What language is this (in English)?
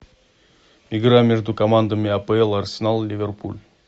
Russian